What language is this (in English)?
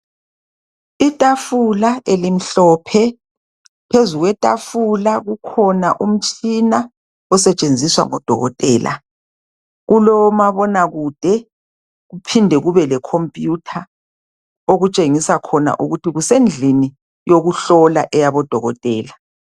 North Ndebele